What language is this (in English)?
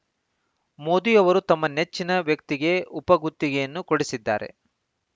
Kannada